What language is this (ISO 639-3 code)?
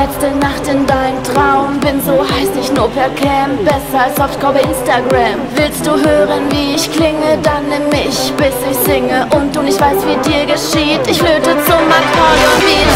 vie